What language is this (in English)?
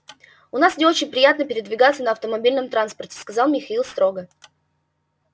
Russian